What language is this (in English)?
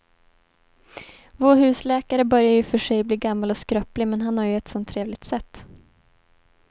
Swedish